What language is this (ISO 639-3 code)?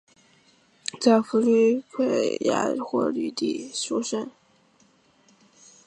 zho